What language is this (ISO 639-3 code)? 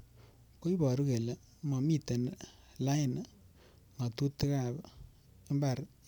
kln